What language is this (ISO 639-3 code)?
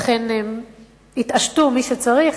heb